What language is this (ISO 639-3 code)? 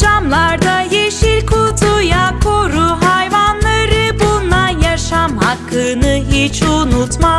tur